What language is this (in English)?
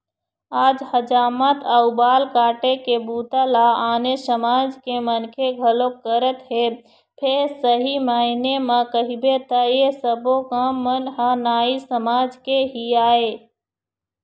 Chhattisgarhi